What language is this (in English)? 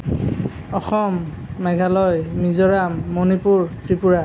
Assamese